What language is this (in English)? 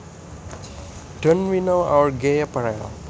Javanese